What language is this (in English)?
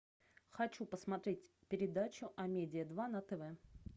Russian